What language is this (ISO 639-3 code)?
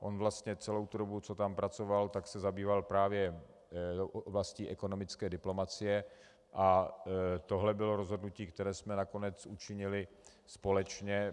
ces